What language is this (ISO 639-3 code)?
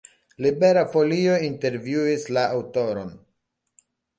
epo